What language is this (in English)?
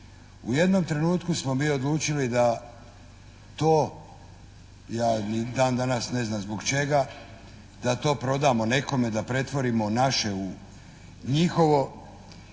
Croatian